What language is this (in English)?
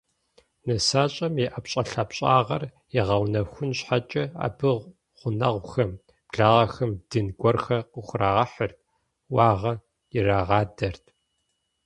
Kabardian